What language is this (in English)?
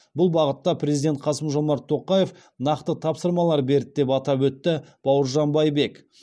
Kazakh